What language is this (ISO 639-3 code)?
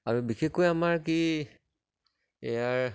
asm